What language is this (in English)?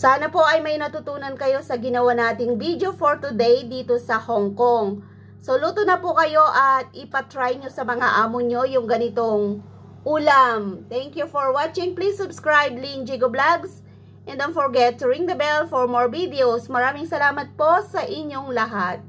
Filipino